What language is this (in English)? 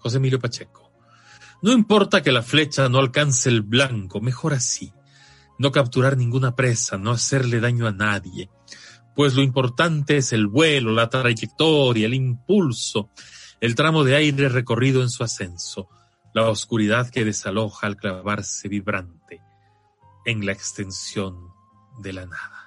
Spanish